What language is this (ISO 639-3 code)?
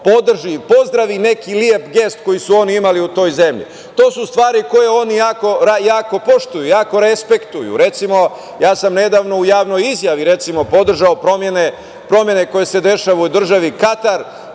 srp